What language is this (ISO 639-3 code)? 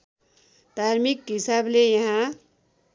nep